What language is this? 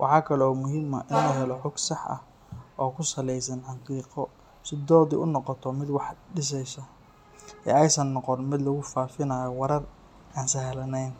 Somali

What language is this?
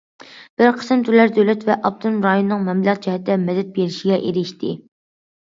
Uyghur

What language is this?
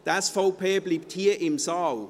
Swiss German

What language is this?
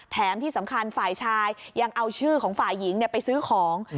Thai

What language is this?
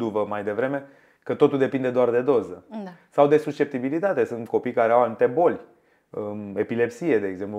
Romanian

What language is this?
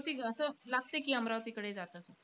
Marathi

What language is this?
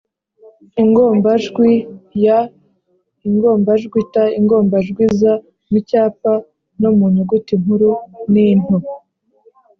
Kinyarwanda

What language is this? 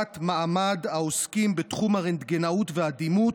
Hebrew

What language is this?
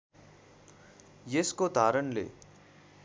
Nepali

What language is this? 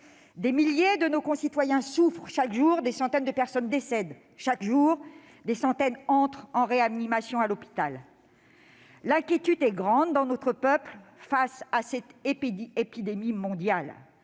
French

